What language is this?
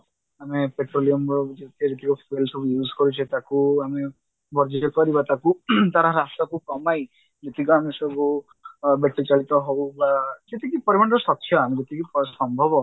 Odia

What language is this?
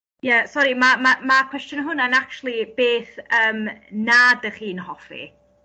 Welsh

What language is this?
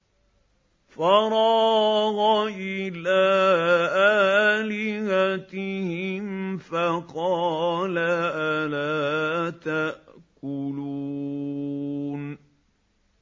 Arabic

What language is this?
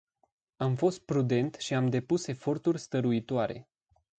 Romanian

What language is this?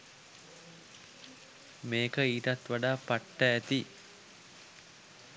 Sinhala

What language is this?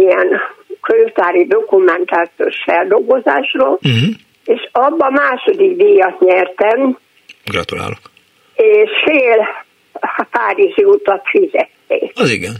Hungarian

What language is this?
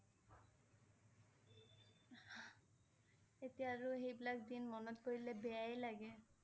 Assamese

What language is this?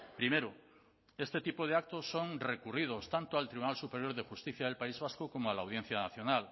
Spanish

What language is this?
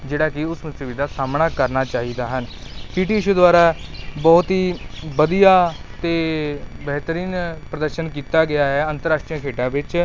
Punjabi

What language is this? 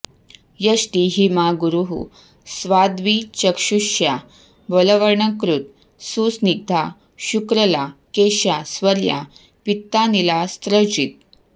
Sanskrit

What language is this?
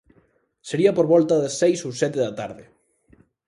Galician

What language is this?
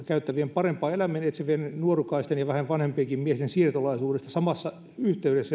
Finnish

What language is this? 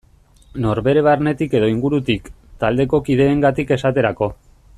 Basque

